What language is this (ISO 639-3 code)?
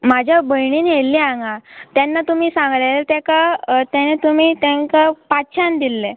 kok